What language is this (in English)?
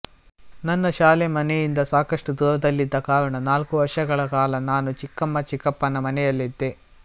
Kannada